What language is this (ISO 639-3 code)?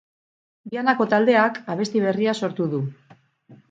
eus